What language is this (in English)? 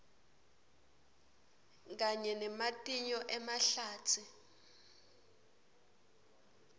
Swati